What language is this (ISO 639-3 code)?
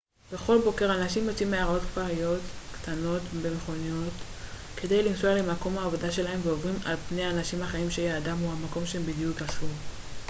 heb